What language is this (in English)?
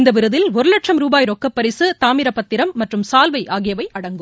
Tamil